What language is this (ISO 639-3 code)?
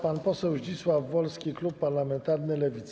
pol